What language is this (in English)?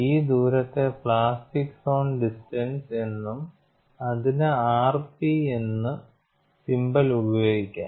Malayalam